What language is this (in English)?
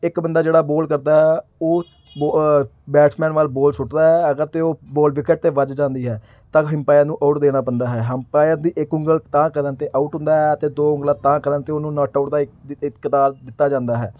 Punjabi